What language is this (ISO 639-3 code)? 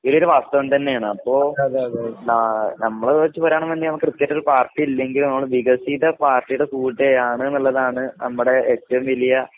mal